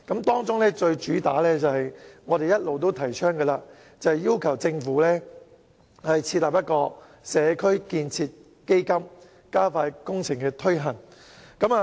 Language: Cantonese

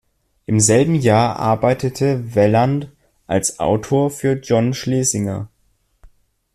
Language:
German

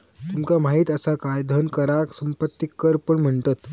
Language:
Marathi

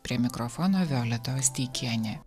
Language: Lithuanian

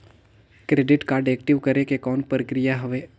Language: Chhattisgarhi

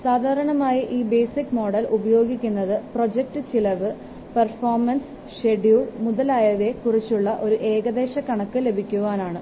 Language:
Malayalam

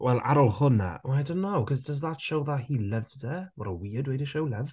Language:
Welsh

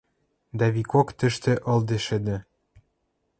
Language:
Western Mari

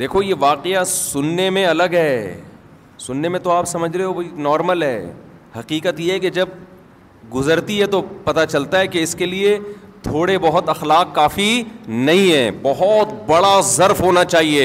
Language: Urdu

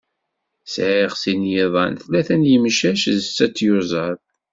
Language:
Kabyle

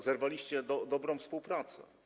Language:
Polish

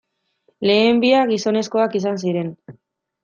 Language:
Basque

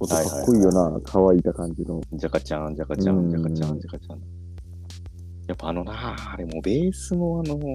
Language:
Japanese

